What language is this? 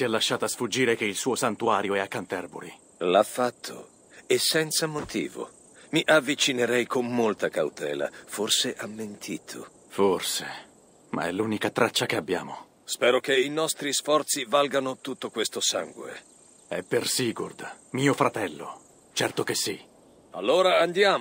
Italian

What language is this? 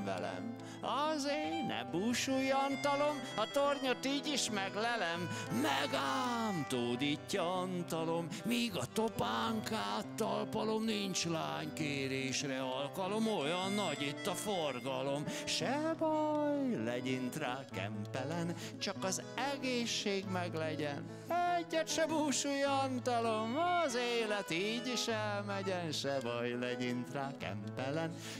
Hungarian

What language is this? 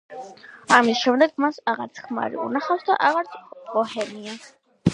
Georgian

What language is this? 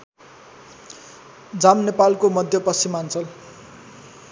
Nepali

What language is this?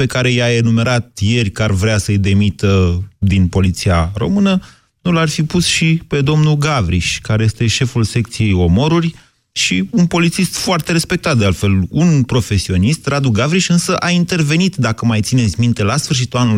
Romanian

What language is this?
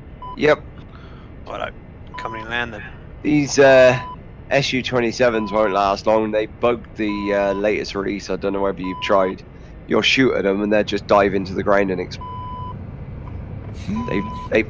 English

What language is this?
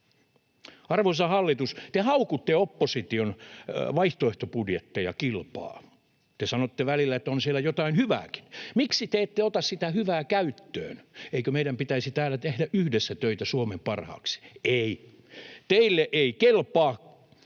Finnish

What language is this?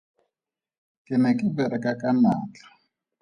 Tswana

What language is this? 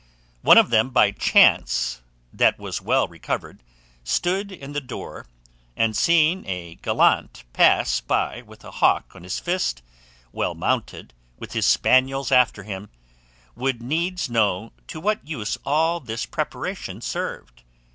English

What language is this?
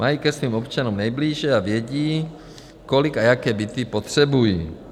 Czech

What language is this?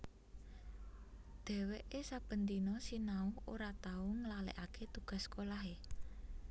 Javanese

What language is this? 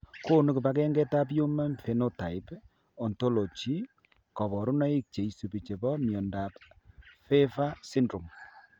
Kalenjin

